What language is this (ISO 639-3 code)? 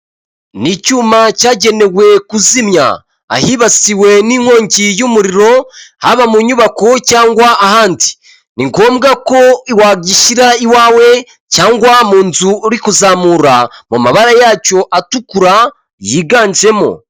kin